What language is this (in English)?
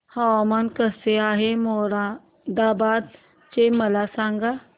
Marathi